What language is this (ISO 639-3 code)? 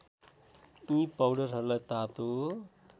nep